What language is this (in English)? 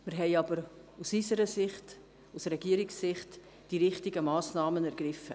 Swiss German